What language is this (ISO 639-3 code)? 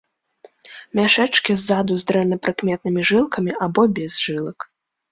bel